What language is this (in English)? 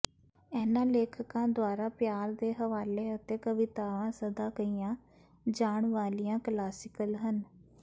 Punjabi